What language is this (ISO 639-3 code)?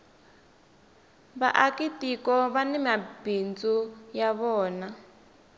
tso